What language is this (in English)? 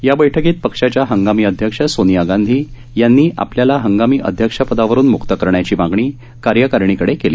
Marathi